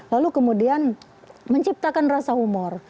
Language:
Indonesian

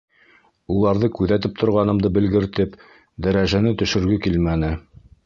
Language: Bashkir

